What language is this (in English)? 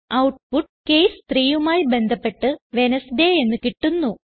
Malayalam